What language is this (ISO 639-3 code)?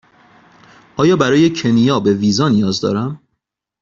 fas